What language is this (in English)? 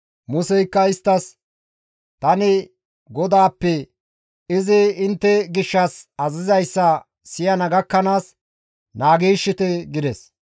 Gamo